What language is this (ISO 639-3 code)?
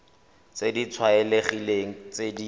tsn